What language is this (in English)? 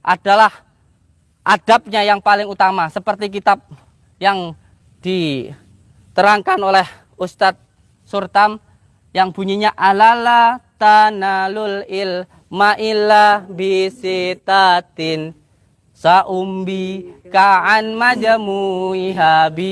Indonesian